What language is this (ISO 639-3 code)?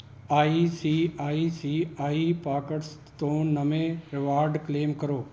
pan